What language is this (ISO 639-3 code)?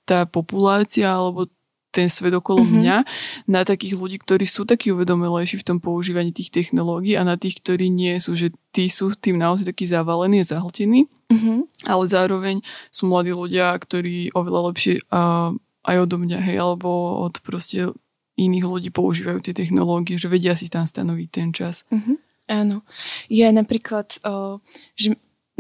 slk